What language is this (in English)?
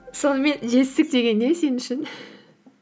Kazakh